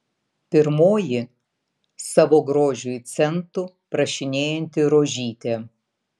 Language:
Lithuanian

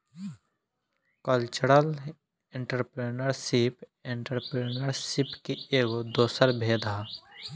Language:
Bhojpuri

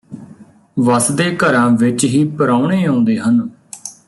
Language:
Punjabi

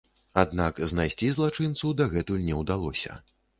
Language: Belarusian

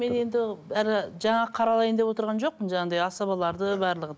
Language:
Kazakh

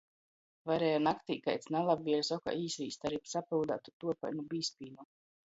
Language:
Latgalian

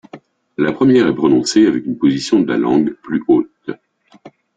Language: French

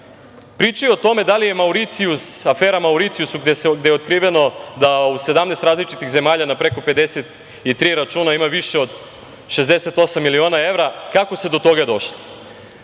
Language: Serbian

